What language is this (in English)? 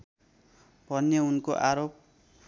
Nepali